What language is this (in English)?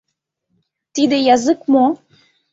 Mari